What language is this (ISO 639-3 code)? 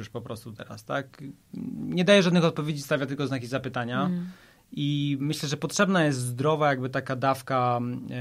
pol